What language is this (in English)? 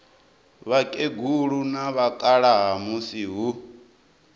Venda